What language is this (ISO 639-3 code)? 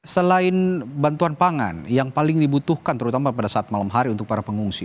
ind